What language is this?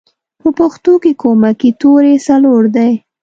Pashto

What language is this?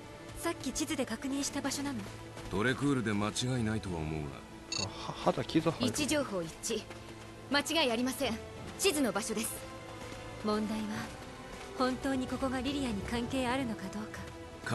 Japanese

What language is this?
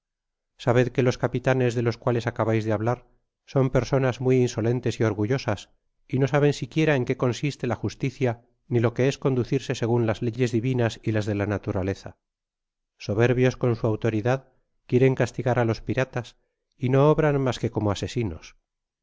Spanish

